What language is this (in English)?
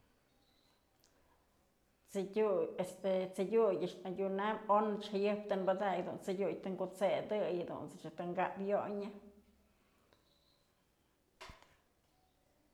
Mazatlán Mixe